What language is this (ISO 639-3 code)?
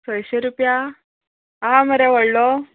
kok